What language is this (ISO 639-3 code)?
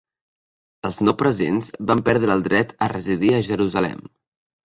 cat